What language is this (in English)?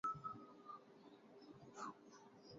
Saraiki